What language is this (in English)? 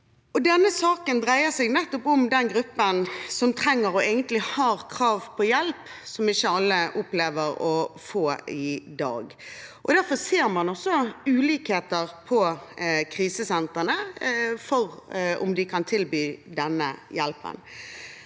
Norwegian